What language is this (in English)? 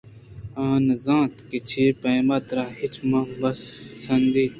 Eastern Balochi